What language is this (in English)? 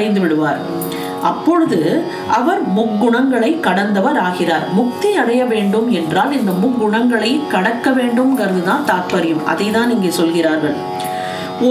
Tamil